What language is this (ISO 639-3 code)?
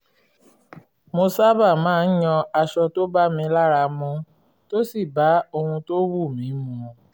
yor